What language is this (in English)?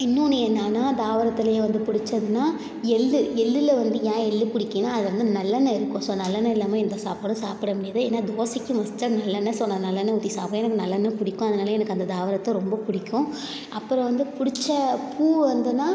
Tamil